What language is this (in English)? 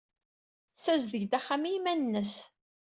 Kabyle